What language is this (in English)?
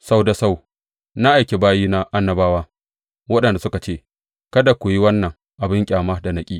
Hausa